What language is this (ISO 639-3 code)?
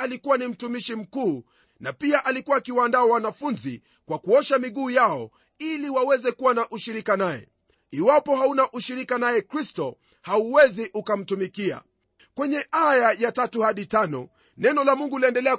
swa